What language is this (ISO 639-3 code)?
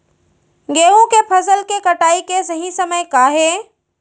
hne